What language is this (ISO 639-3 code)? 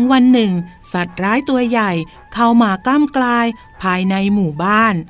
tha